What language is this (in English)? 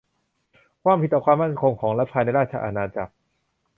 Thai